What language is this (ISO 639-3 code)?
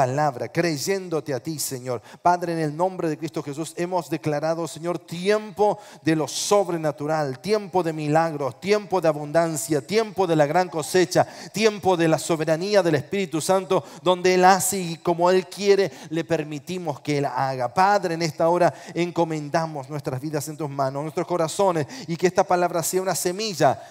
spa